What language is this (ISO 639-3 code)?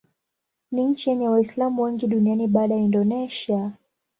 swa